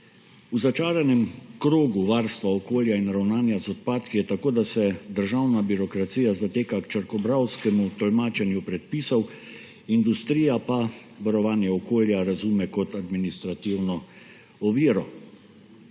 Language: Slovenian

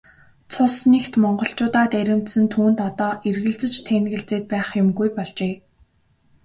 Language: Mongolian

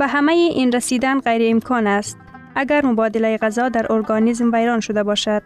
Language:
Persian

